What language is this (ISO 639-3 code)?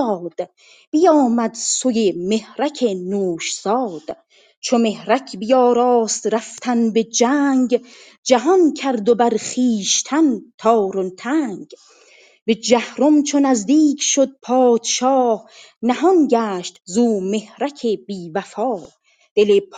fas